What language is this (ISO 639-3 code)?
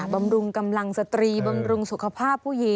tha